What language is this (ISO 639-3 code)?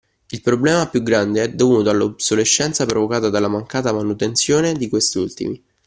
ita